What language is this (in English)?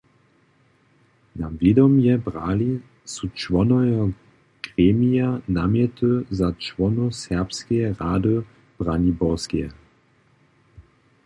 Upper Sorbian